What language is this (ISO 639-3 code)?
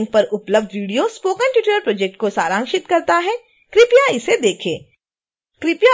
hin